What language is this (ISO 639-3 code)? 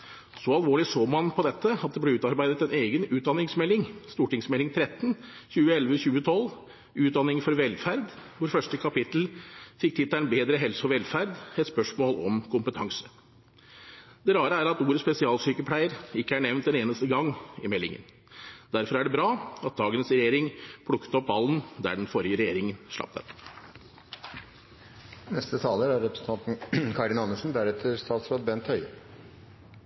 nob